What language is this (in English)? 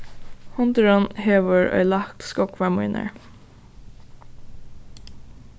Faroese